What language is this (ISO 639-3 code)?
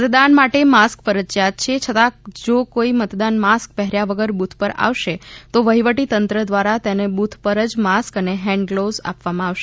guj